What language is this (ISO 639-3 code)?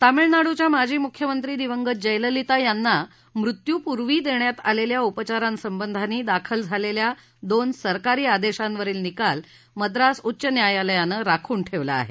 mar